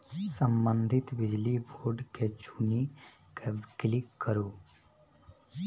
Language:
Maithili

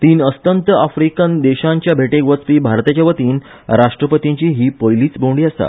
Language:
Konkani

